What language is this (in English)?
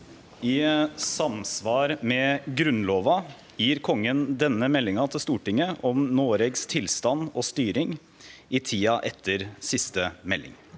Norwegian